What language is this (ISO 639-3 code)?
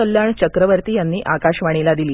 mar